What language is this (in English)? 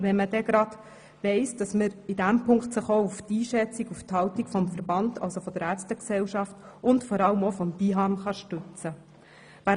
Swiss German